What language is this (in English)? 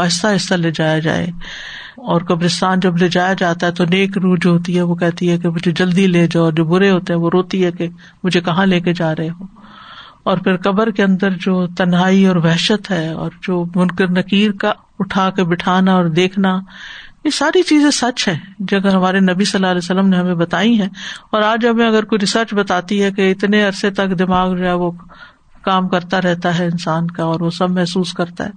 Urdu